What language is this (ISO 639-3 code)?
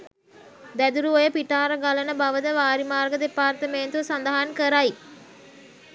sin